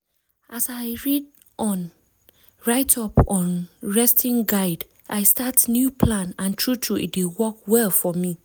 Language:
Nigerian Pidgin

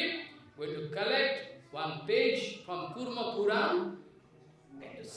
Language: Russian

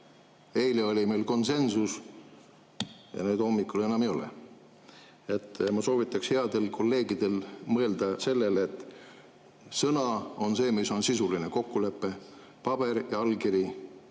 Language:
Estonian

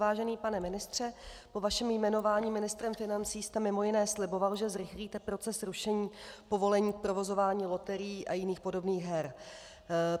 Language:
Czech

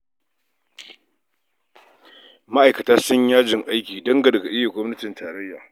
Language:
Hausa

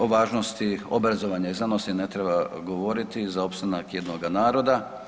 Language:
Croatian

